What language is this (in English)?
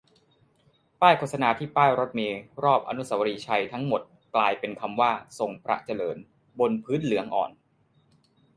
Thai